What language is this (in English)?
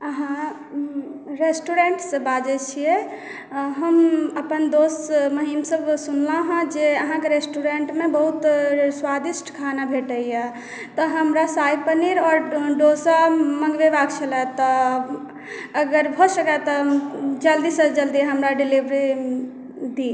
Maithili